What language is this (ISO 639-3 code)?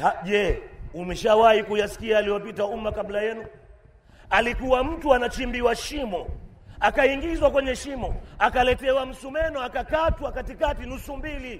swa